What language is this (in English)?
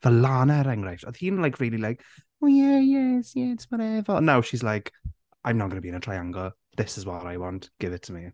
Welsh